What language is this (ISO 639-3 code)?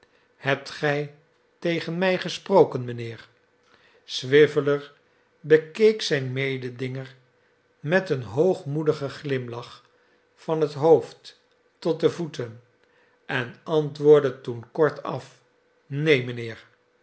nld